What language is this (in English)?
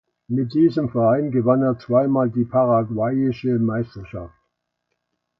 German